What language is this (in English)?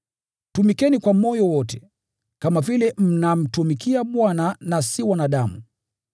Swahili